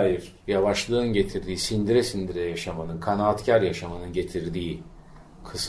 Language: Turkish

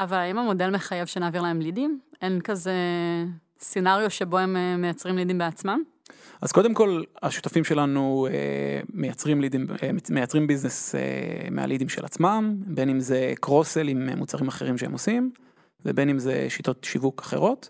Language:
Hebrew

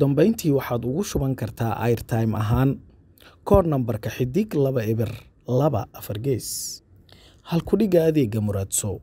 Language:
Arabic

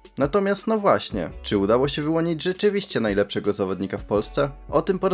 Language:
Polish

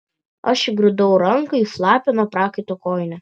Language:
Lithuanian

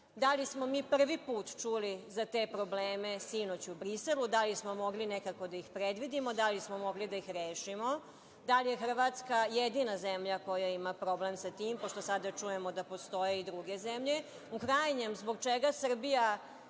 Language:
Serbian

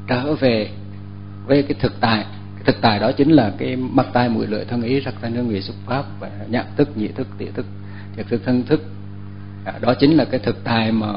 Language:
Vietnamese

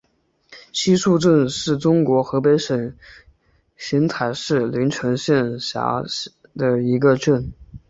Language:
Chinese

